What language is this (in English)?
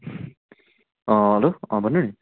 Nepali